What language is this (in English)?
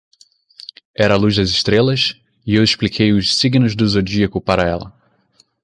Portuguese